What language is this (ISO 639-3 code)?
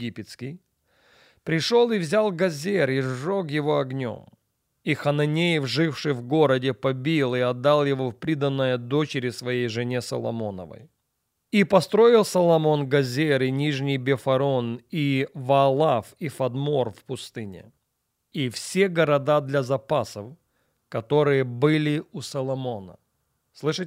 rus